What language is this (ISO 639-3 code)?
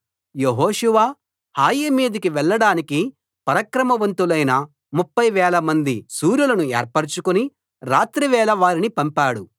tel